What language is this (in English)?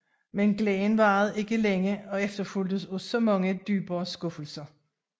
Danish